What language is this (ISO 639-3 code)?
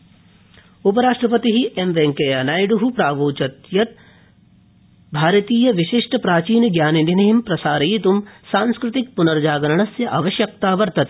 san